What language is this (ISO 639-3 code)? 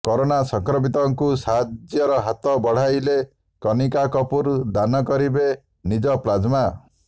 ori